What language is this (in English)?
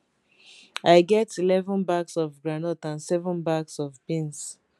Nigerian Pidgin